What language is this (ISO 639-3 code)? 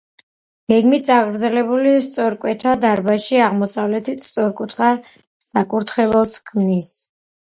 kat